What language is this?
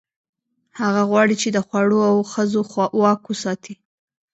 Pashto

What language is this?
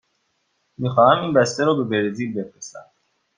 Persian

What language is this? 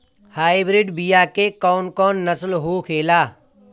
Bhojpuri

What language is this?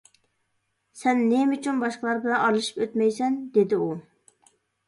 Uyghur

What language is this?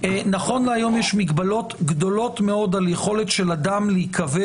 Hebrew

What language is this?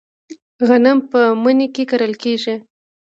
Pashto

